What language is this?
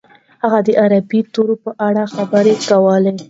Pashto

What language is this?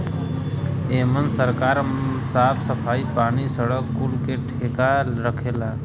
Bhojpuri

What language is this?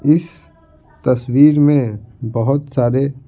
Hindi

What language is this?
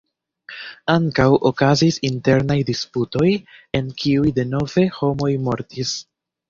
Esperanto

